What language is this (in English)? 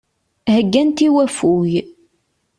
Kabyle